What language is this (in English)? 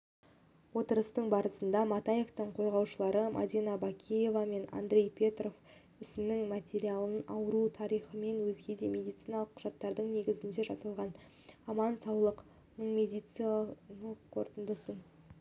Kazakh